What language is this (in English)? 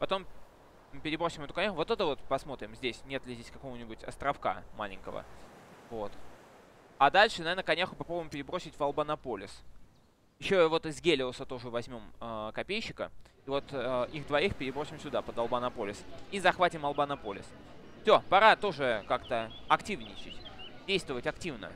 Russian